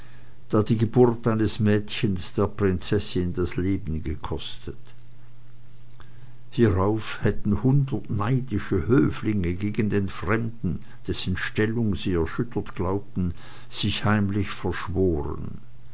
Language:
German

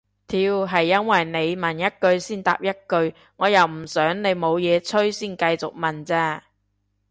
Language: Cantonese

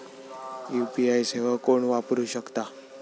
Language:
Marathi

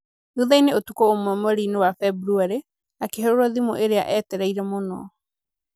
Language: Kikuyu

